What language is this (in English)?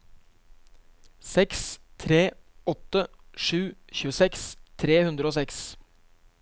Norwegian